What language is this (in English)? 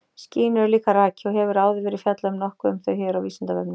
Icelandic